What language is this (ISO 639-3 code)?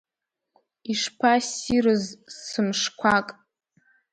abk